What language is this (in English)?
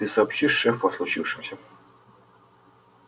Russian